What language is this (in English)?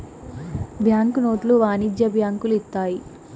Telugu